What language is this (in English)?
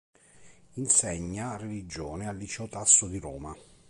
Italian